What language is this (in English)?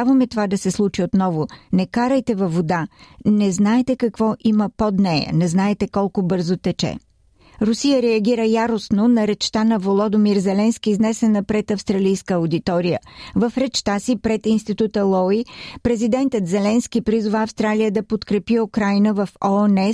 Bulgarian